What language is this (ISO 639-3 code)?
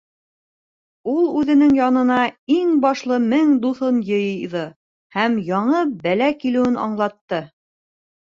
bak